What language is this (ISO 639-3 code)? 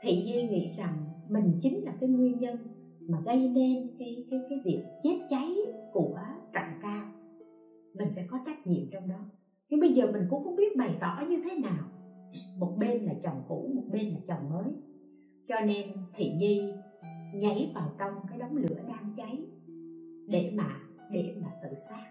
vie